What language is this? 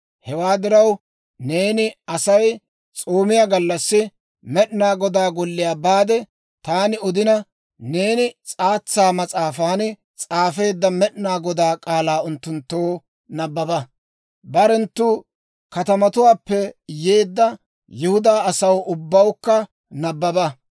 Dawro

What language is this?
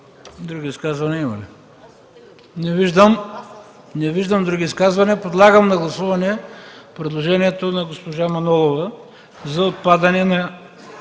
Bulgarian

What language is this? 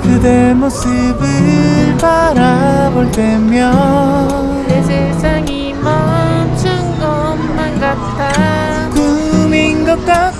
Korean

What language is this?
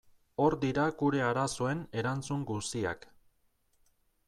Basque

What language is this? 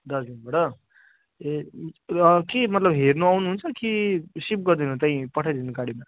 Nepali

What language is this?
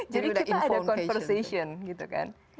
Indonesian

